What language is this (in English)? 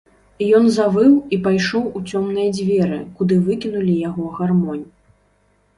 Belarusian